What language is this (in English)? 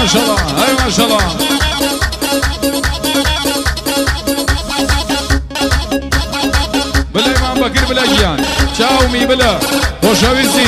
Arabic